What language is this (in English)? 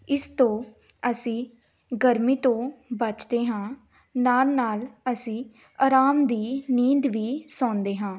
Punjabi